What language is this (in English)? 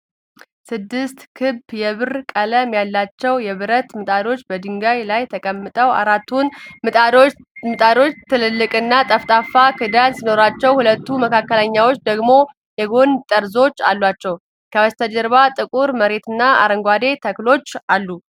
Amharic